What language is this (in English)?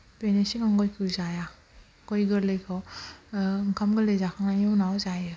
Bodo